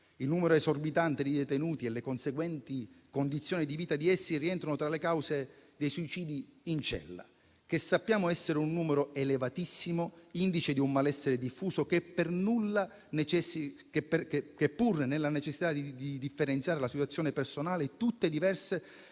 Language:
Italian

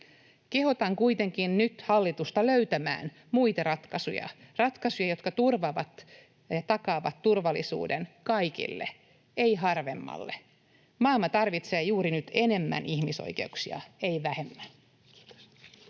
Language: Finnish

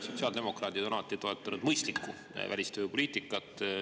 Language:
Estonian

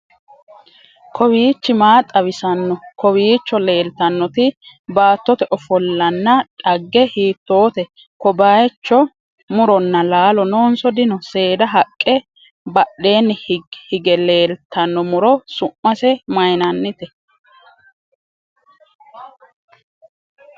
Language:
Sidamo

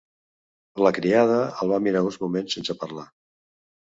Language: Catalan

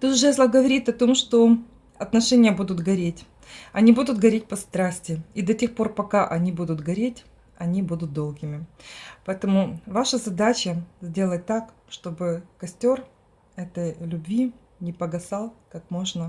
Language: Russian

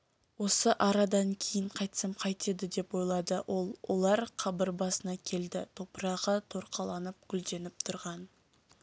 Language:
Kazakh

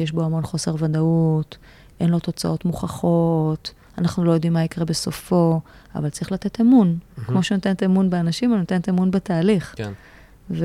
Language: Hebrew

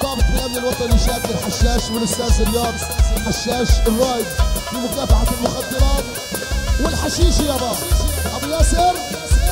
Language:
Arabic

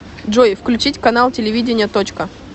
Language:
Russian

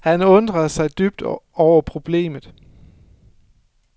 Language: Danish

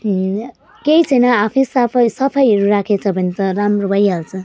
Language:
Nepali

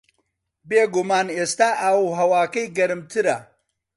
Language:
Central Kurdish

